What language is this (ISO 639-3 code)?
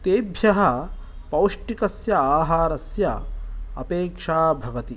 san